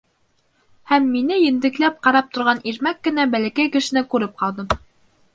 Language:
Bashkir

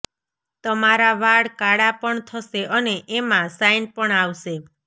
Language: Gujarati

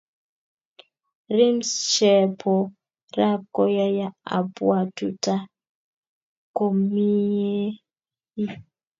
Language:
Kalenjin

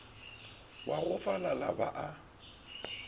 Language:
Northern Sotho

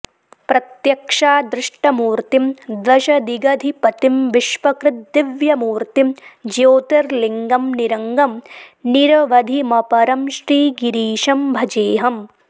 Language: Sanskrit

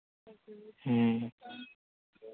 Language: Santali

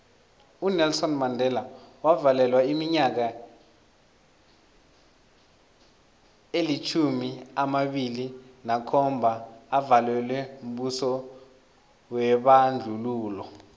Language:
South Ndebele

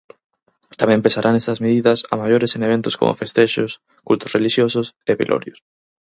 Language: Galician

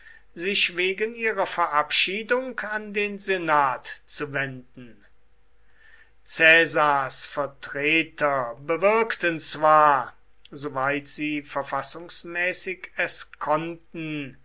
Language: German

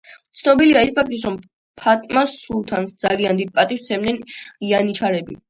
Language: Georgian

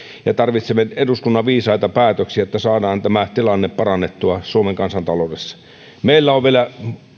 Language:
Finnish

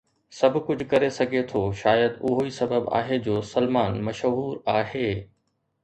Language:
Sindhi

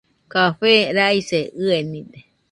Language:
Nüpode Huitoto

